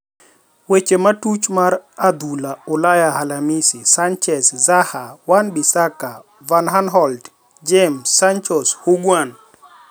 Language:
Luo (Kenya and Tanzania)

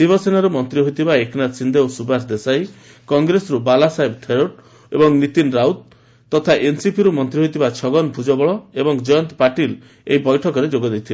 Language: Odia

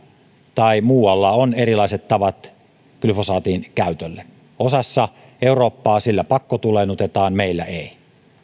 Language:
Finnish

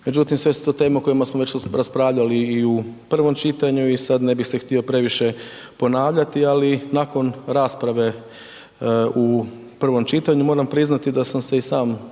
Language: Croatian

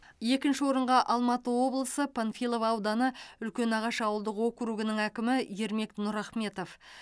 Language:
Kazakh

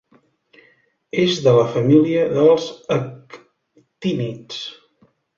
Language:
Catalan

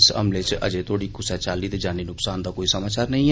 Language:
Dogri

